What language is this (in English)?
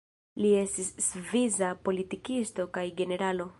Esperanto